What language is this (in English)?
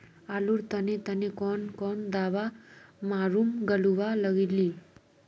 Magahi